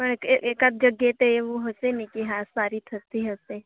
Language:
Gujarati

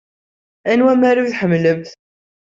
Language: Kabyle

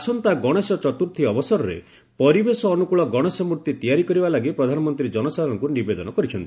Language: Odia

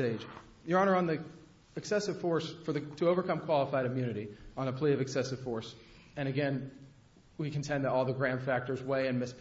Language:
English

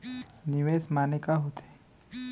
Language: Chhattisgarhi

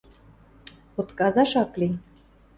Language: Western Mari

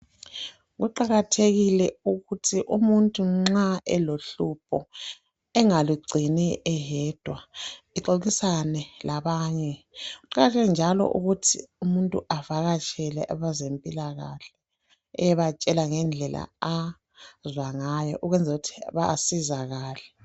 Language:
North Ndebele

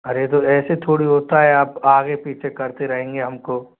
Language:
Hindi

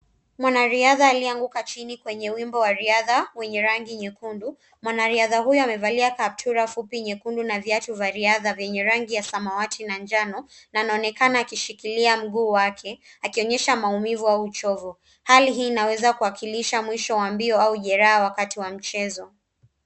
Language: Swahili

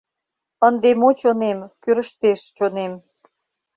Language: Mari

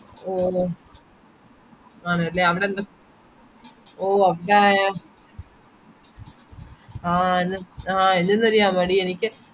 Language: Malayalam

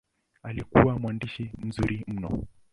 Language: Swahili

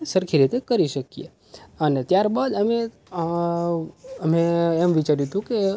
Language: Gujarati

